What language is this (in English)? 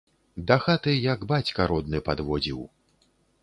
Belarusian